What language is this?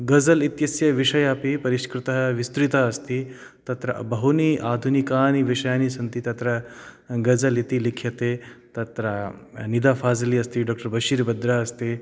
Sanskrit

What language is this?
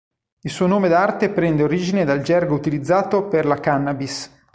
Italian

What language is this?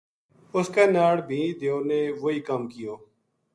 Gujari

